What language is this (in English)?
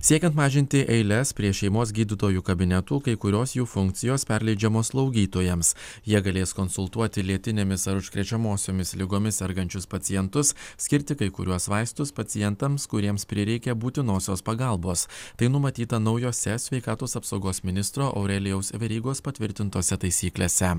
Lithuanian